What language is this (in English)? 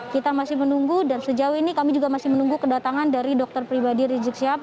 Indonesian